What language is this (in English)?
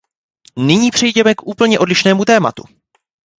Czech